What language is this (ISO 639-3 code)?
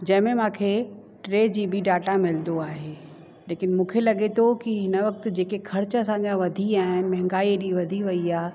snd